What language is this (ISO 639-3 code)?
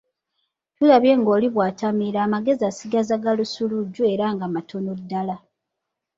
lug